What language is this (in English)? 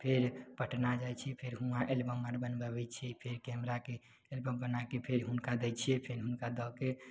Maithili